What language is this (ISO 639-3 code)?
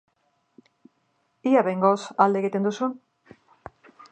eus